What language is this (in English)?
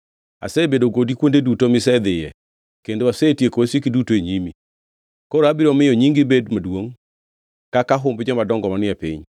Luo (Kenya and Tanzania)